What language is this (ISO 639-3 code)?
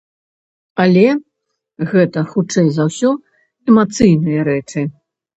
bel